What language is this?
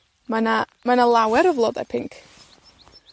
Welsh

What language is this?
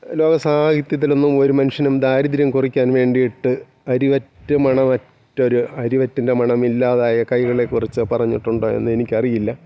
Malayalam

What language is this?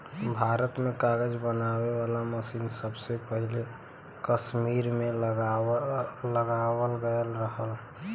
Bhojpuri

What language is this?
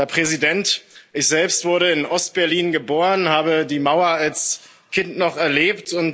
German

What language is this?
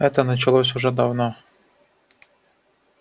Russian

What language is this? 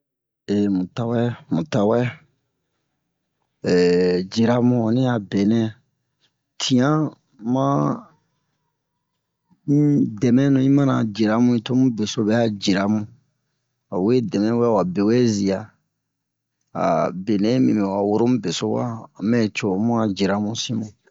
Bomu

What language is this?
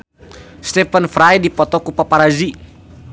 Sundanese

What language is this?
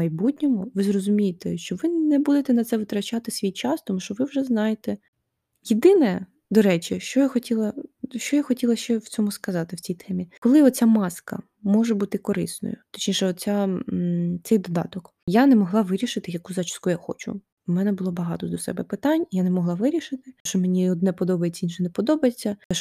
Ukrainian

